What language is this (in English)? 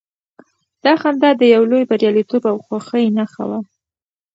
Pashto